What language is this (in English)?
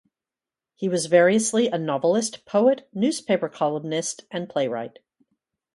English